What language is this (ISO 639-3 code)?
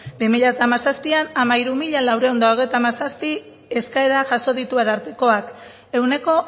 eus